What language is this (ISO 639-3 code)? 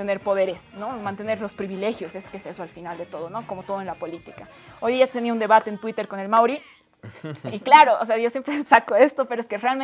spa